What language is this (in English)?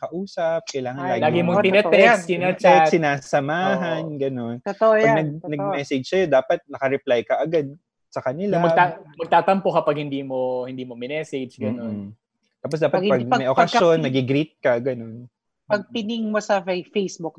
Filipino